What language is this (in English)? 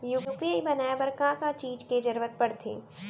Chhattisgarhi